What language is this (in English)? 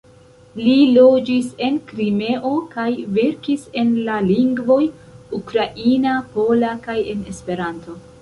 Esperanto